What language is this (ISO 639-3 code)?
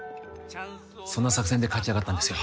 jpn